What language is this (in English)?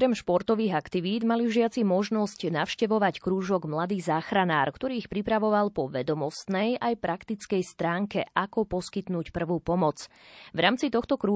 Slovak